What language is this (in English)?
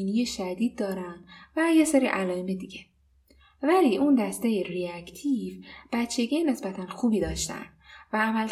Persian